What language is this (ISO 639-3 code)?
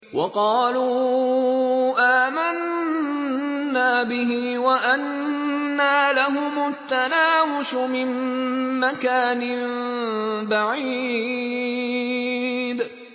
ara